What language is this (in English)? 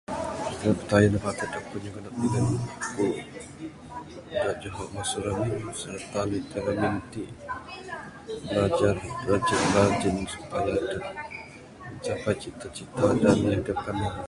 Bukar-Sadung Bidayuh